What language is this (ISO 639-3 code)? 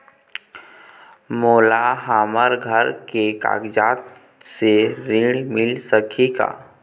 hne